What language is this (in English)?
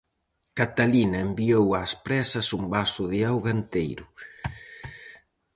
Galician